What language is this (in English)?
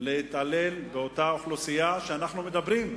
Hebrew